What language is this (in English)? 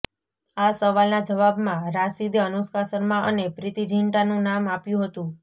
Gujarati